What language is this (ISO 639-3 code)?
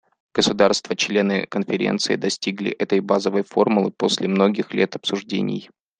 rus